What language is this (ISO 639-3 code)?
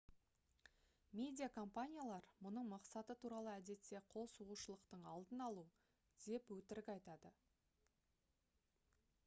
kaz